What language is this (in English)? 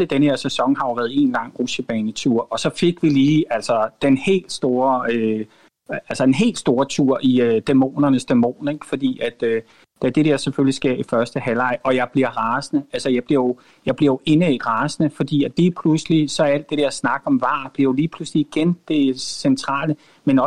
Danish